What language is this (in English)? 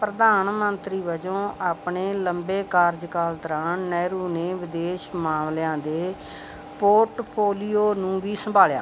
Punjabi